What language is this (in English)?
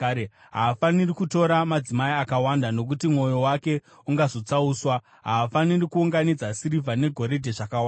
Shona